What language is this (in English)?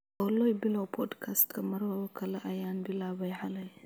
Somali